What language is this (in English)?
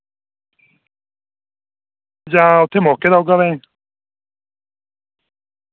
Dogri